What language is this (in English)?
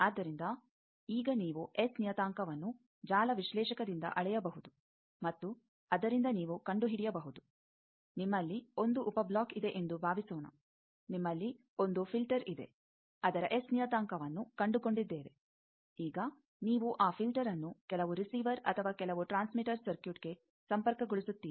Kannada